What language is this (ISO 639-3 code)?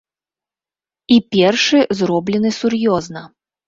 bel